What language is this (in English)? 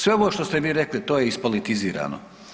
Croatian